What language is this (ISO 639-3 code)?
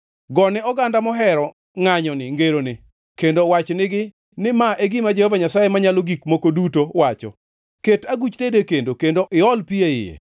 luo